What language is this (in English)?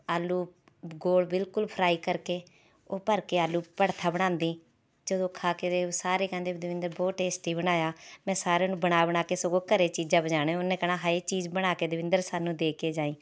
Punjabi